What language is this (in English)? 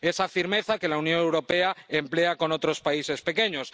Spanish